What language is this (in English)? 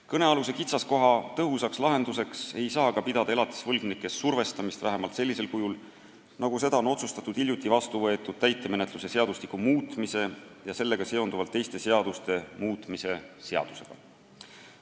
Estonian